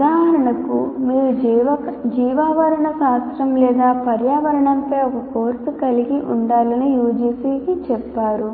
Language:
Telugu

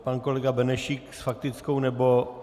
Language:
Czech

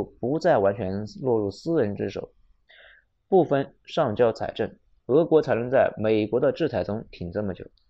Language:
Chinese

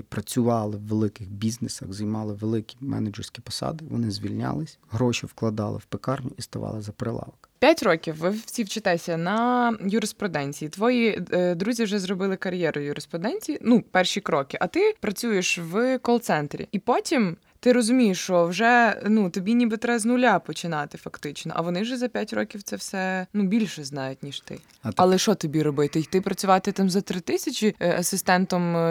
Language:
Ukrainian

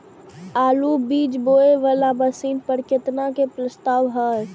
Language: Maithili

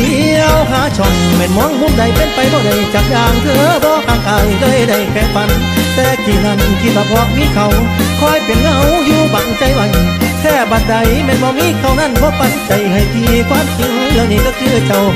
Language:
Thai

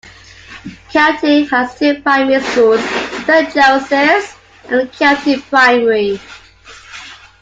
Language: English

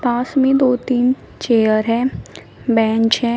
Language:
Hindi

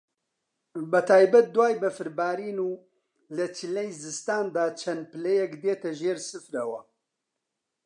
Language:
Central Kurdish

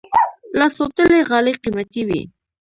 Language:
Pashto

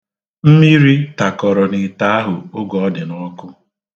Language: Igbo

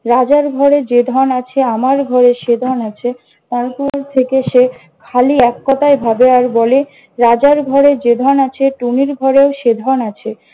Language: Bangla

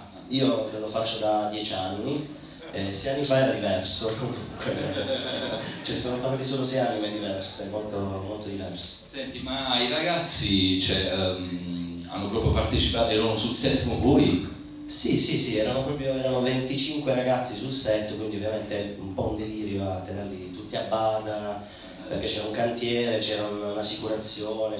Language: Italian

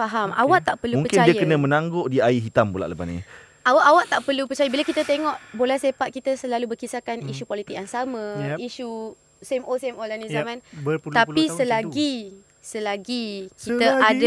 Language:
Malay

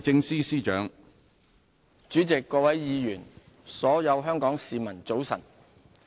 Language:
Cantonese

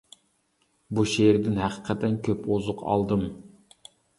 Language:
Uyghur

